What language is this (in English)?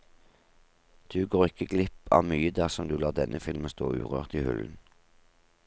Norwegian